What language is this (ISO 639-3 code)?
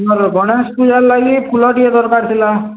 ori